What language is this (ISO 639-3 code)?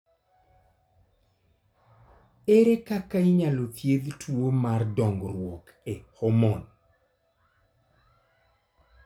luo